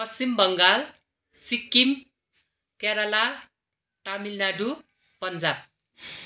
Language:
Nepali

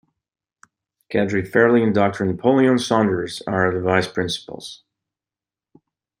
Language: English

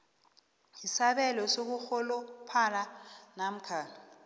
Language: South Ndebele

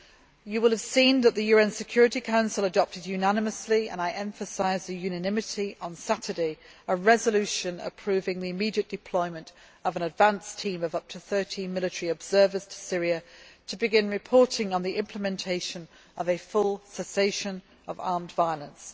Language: English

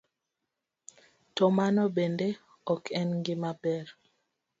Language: Luo (Kenya and Tanzania)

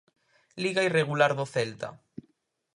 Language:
Galician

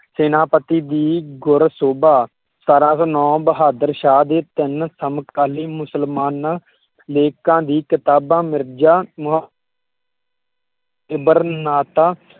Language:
Punjabi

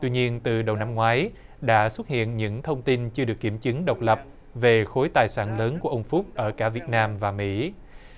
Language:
Vietnamese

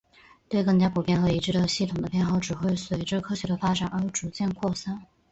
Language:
Chinese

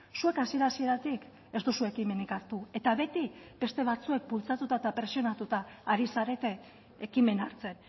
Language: Basque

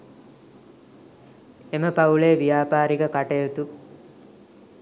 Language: Sinhala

